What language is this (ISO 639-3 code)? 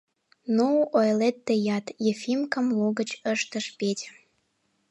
chm